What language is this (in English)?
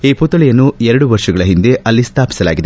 Kannada